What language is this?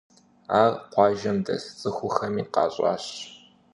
Kabardian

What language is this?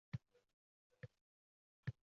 Uzbek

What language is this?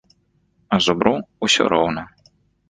Belarusian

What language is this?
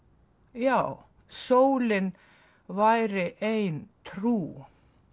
Icelandic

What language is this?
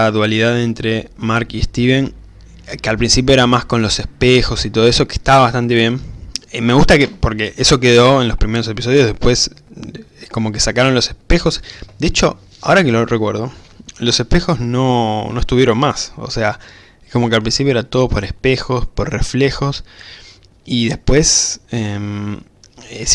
Spanish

